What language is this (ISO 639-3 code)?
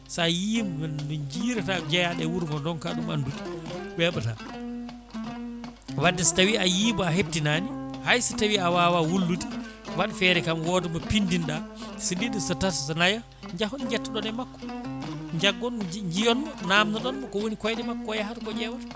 ful